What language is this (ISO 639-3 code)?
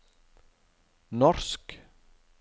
nor